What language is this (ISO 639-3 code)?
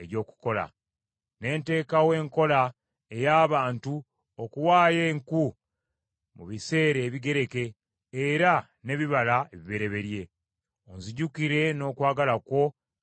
lug